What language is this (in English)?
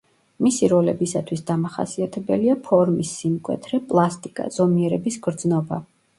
Georgian